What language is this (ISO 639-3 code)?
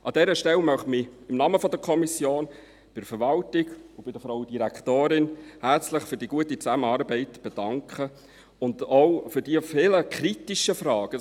gsw